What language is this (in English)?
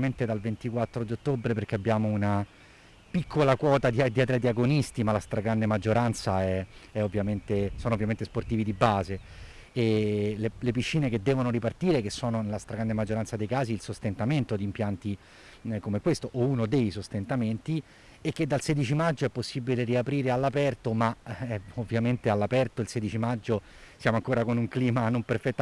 Italian